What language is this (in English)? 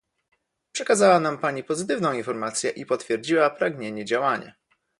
Polish